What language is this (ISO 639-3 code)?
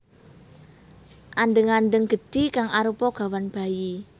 jav